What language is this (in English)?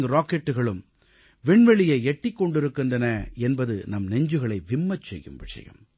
Tamil